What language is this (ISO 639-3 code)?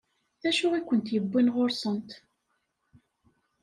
kab